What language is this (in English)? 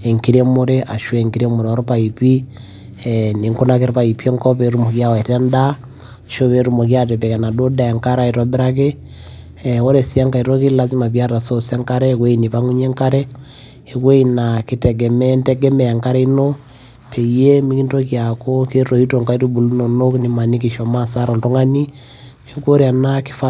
Masai